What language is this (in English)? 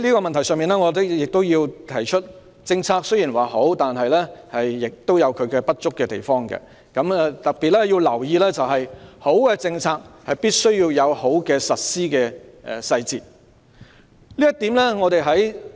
Cantonese